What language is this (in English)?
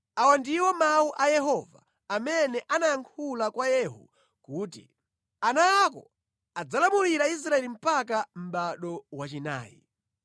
Nyanja